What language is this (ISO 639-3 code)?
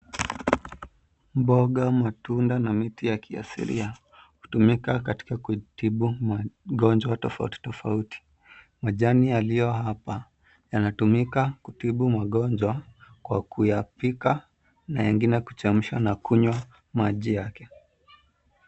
swa